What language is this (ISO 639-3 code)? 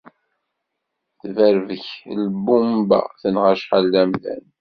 kab